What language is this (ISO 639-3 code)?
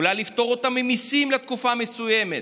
heb